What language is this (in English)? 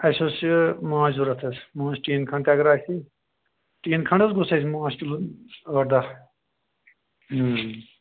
Kashmiri